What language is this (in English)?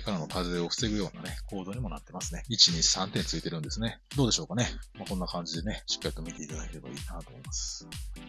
Japanese